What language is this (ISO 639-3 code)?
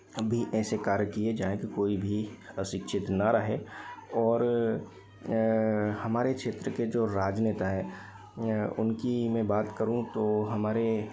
hin